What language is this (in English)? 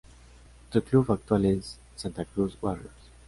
Spanish